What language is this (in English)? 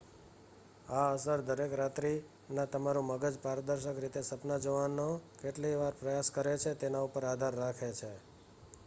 Gujarati